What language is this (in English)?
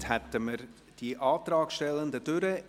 Swiss German